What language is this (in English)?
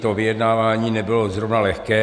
Czech